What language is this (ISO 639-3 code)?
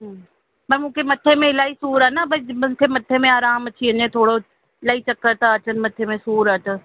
snd